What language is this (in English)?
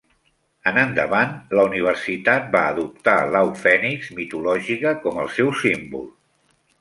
Catalan